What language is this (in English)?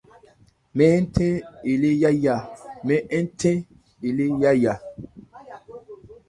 Ebrié